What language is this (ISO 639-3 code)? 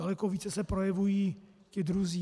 ces